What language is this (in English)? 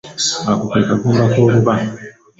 Ganda